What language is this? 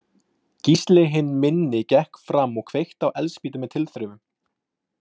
Icelandic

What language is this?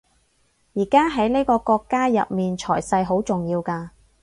Cantonese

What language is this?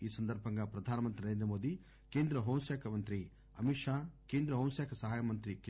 Telugu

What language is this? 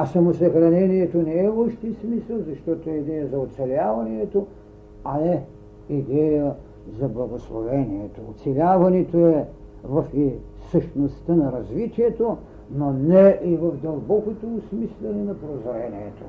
Bulgarian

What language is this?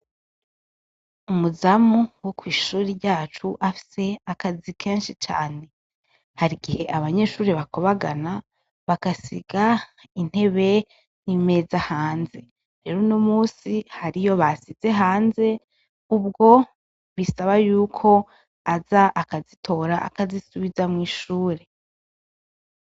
Rundi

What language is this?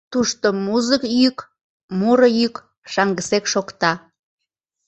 Mari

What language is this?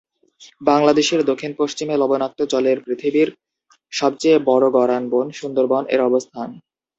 Bangla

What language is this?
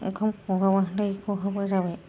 Bodo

